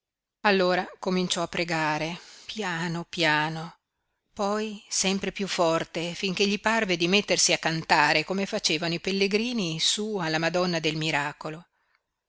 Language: Italian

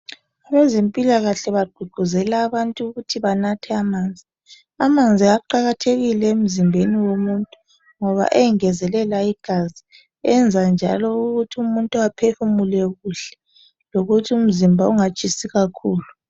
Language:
North Ndebele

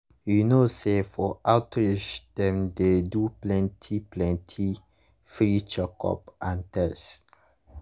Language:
Nigerian Pidgin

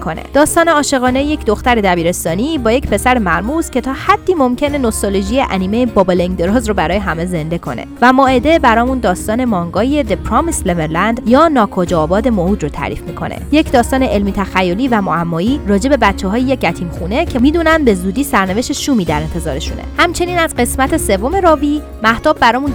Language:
Persian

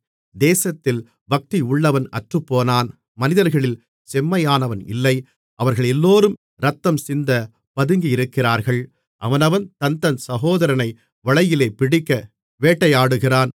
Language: Tamil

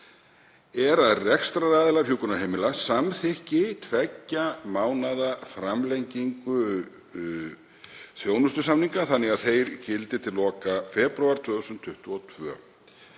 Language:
Icelandic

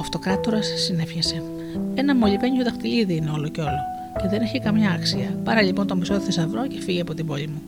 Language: Greek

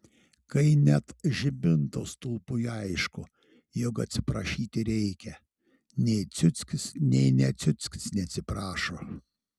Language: Lithuanian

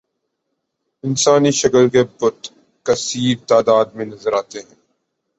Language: Urdu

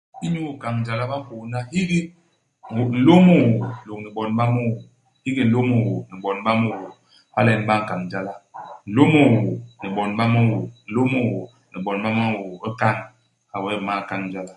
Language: Basaa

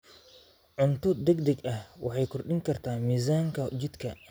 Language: Somali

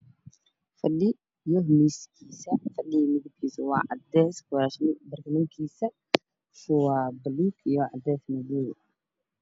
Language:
Somali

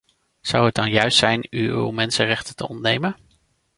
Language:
Dutch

